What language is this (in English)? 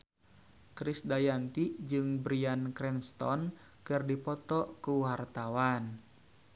Sundanese